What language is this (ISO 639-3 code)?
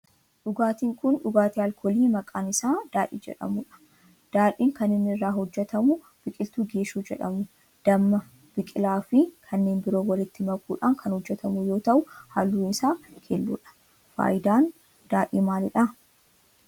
orm